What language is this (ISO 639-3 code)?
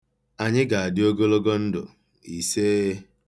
ibo